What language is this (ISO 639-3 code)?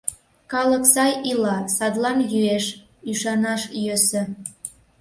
chm